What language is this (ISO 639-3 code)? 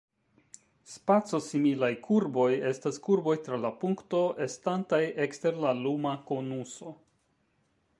epo